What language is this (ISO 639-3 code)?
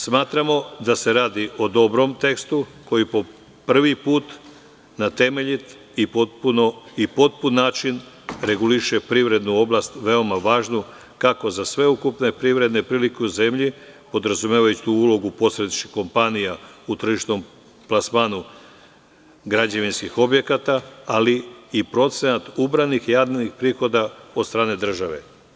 srp